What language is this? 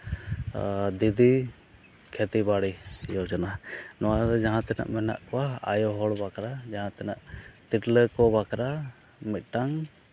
Santali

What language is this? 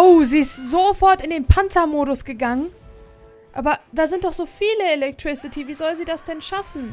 German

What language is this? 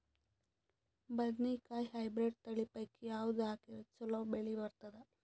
Kannada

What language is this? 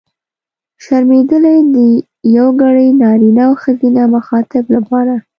Pashto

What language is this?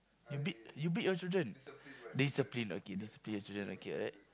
English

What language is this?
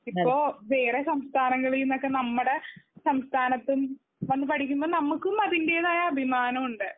Malayalam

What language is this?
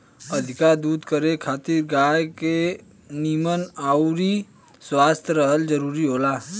Bhojpuri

